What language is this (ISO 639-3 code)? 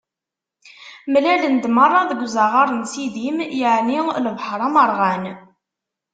kab